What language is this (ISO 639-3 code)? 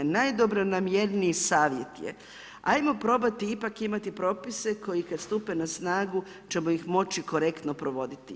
hrv